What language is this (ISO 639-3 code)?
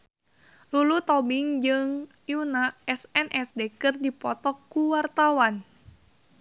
sun